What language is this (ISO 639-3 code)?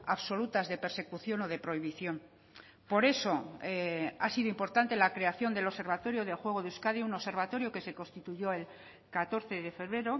spa